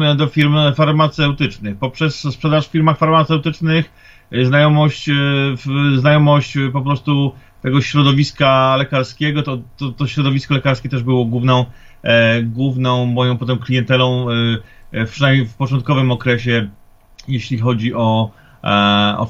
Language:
Polish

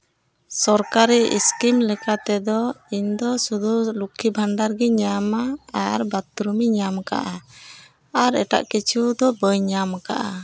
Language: Santali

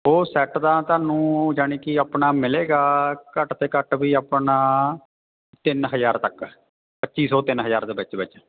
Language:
Punjabi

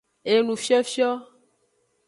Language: Aja (Benin)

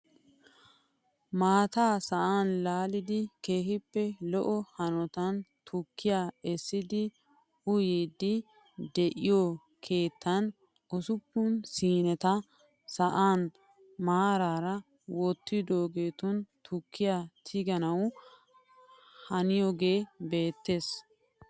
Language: Wolaytta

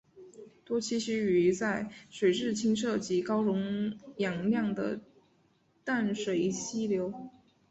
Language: Chinese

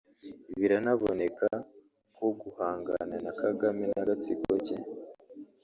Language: Kinyarwanda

